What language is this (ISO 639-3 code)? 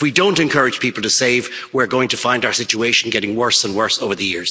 eng